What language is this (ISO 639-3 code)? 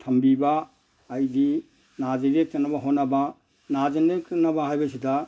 mni